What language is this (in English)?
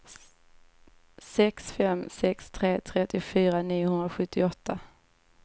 Swedish